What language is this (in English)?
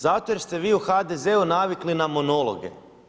Croatian